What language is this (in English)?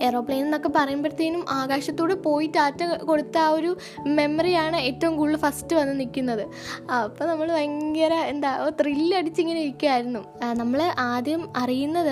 Malayalam